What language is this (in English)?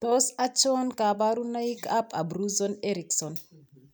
Kalenjin